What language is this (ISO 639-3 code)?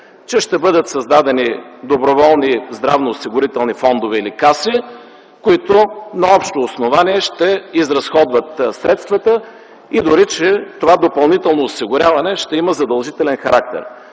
bul